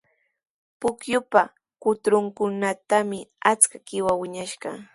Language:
Sihuas Ancash Quechua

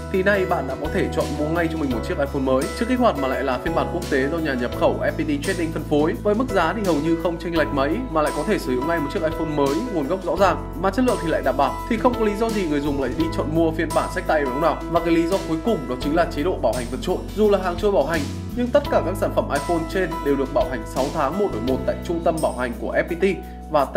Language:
Vietnamese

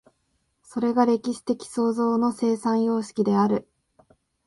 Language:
Japanese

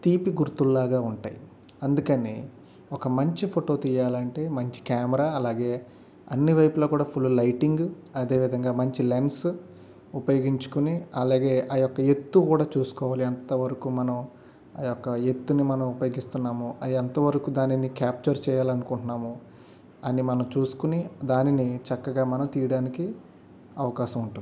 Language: Telugu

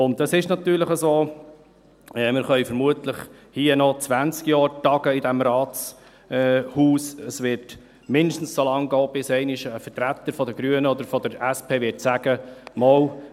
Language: Swiss German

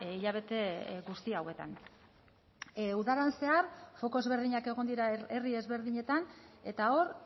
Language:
Basque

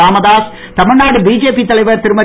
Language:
Tamil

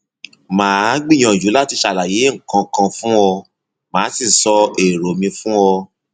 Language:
Yoruba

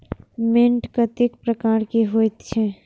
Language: Maithili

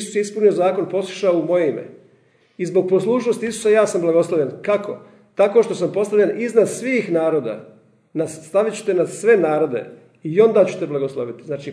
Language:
Croatian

